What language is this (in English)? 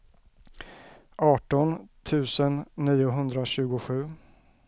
Swedish